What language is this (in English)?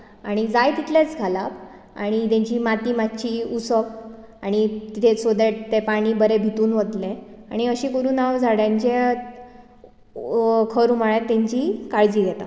Konkani